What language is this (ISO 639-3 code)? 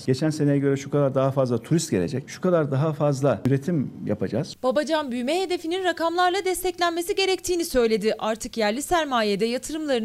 tur